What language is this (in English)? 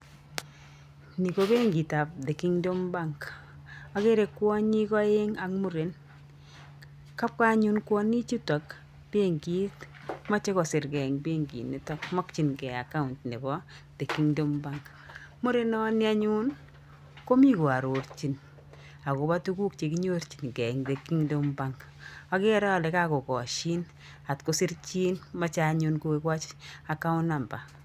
Kalenjin